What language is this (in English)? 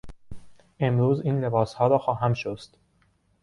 Persian